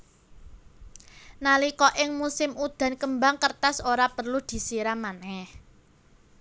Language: Javanese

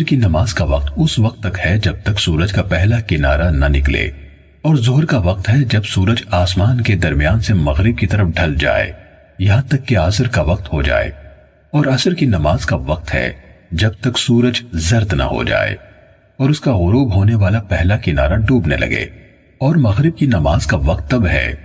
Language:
Urdu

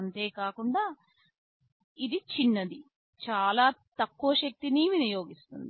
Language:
Telugu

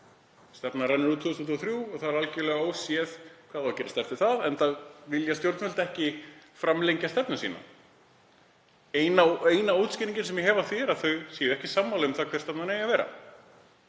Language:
Icelandic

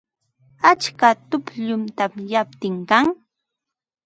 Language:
Ambo-Pasco Quechua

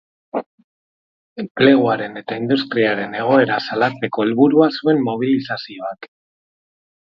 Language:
Basque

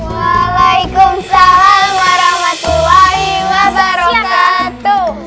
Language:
Indonesian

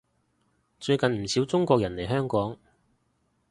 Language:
Cantonese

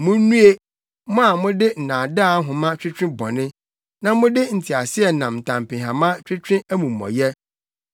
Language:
Akan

